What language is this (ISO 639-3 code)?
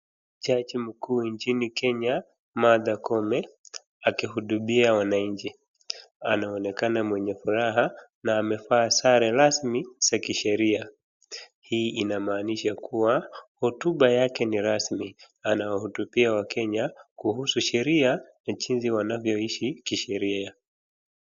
swa